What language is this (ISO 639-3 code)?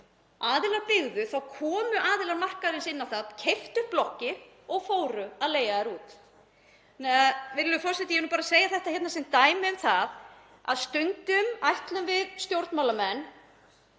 isl